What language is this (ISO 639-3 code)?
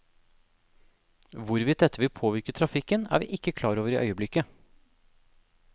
nor